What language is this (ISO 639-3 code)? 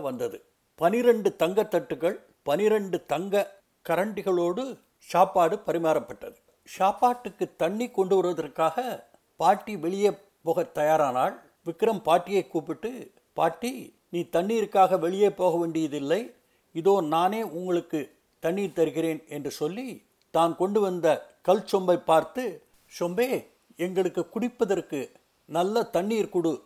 tam